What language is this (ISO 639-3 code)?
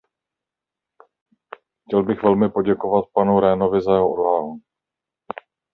ces